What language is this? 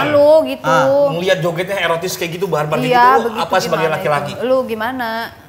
Indonesian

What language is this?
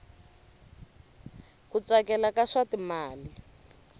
Tsonga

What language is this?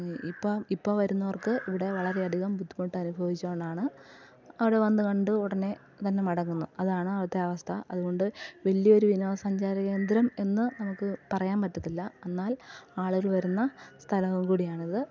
Malayalam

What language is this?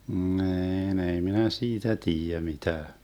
Finnish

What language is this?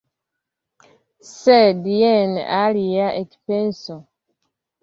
Esperanto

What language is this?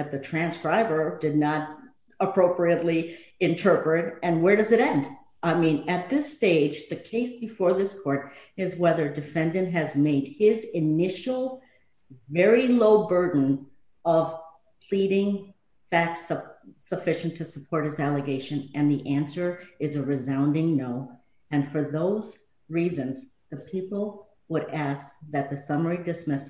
English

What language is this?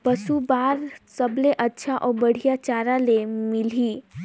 Chhattisgarhi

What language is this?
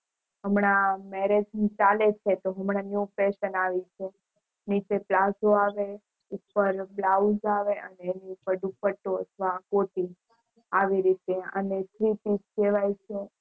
Gujarati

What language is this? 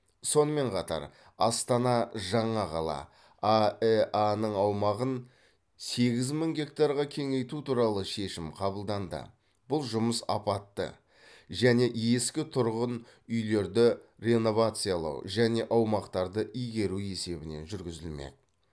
Kazakh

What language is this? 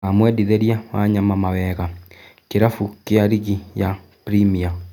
Kikuyu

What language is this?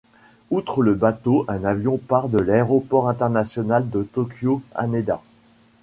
French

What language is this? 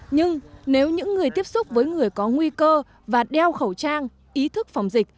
Vietnamese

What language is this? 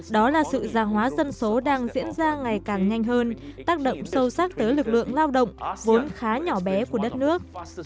Vietnamese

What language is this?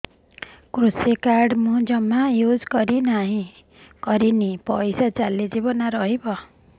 Odia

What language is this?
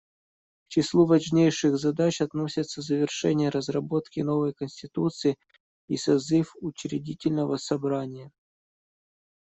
Russian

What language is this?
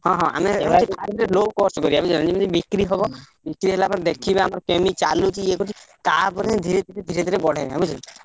Odia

